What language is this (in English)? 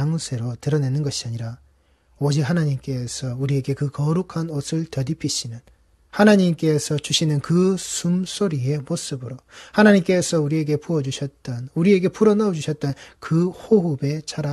Korean